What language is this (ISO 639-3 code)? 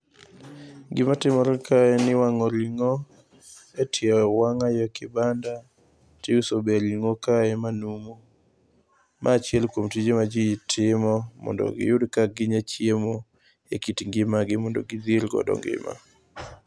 luo